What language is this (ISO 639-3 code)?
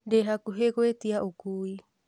kik